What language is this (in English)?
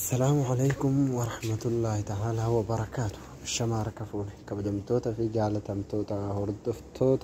Arabic